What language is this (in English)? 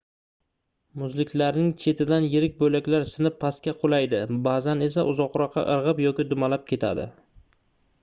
Uzbek